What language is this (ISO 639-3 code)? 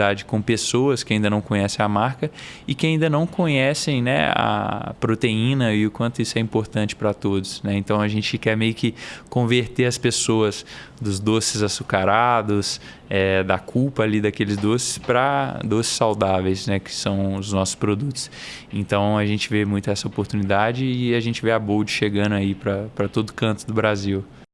por